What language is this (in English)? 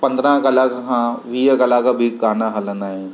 Sindhi